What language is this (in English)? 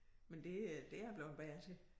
Danish